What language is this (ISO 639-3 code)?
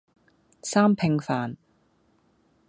yue